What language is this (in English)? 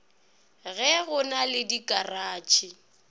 Northern Sotho